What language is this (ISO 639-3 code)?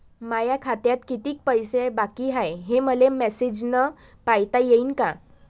mar